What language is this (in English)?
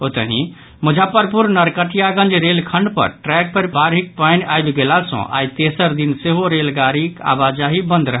Maithili